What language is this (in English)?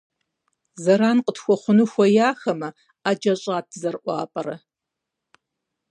Kabardian